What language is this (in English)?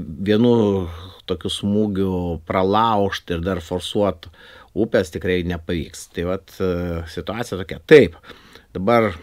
Lithuanian